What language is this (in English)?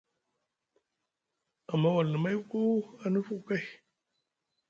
Musgu